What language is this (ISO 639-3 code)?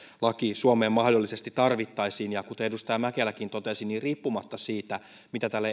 fin